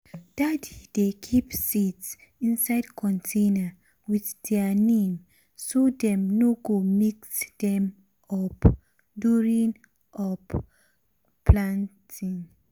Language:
Nigerian Pidgin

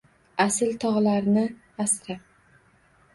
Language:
Uzbek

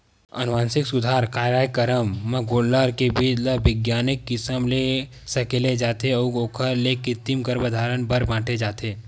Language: Chhattisgarhi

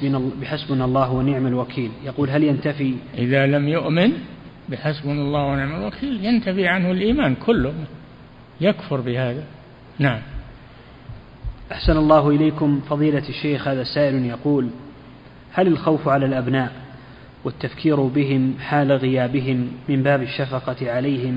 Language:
Arabic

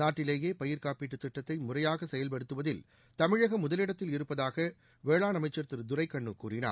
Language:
Tamil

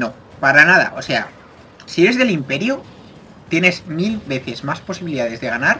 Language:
Spanish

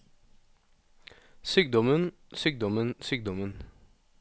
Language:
Norwegian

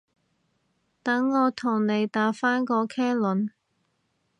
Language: Cantonese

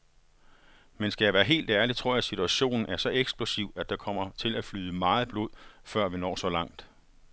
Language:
Danish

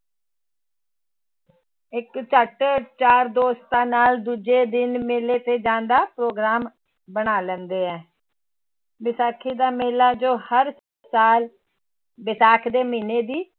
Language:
Punjabi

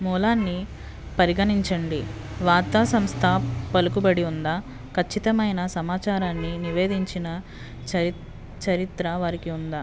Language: Telugu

